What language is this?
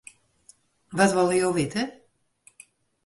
Western Frisian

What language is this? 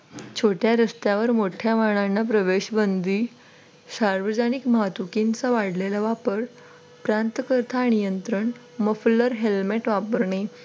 Marathi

